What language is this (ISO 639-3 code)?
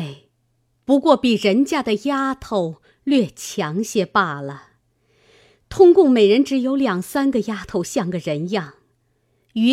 zho